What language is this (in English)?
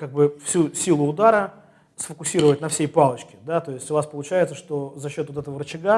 Russian